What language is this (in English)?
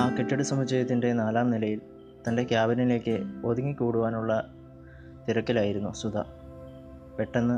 Malayalam